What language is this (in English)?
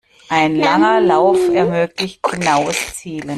German